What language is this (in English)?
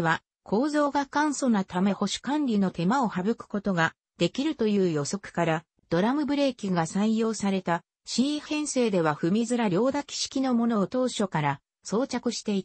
Japanese